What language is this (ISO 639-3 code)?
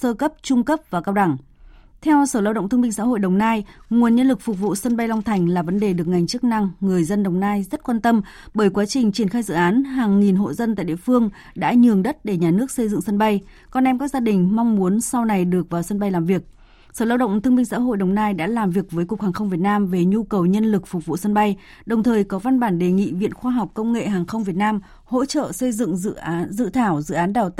vie